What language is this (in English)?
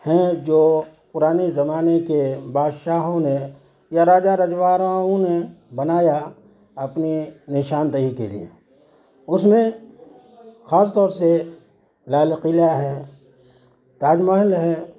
Urdu